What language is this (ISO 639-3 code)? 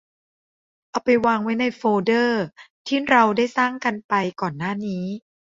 tha